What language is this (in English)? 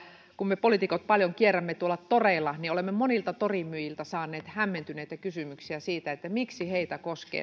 Finnish